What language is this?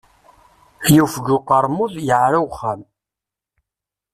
Kabyle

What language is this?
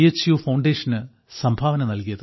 Malayalam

